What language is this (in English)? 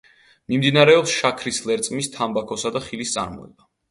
Georgian